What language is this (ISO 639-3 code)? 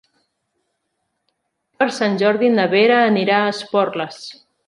cat